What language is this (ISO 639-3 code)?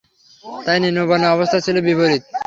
ben